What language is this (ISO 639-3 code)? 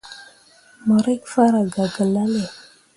mua